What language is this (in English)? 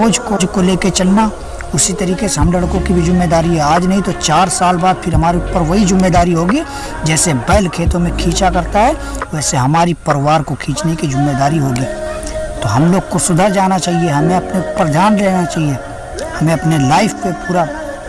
Hindi